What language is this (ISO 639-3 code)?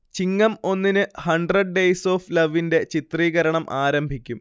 mal